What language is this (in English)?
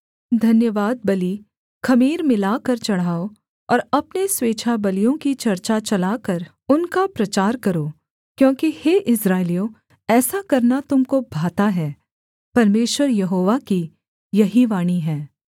Hindi